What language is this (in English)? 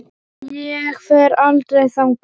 Icelandic